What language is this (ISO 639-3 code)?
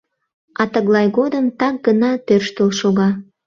chm